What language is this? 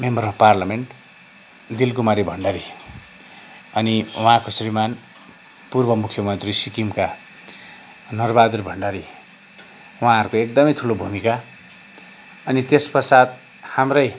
Nepali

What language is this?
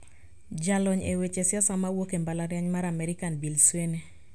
Luo (Kenya and Tanzania)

